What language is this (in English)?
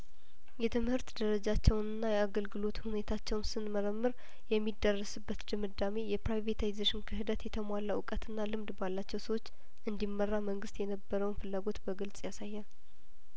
Amharic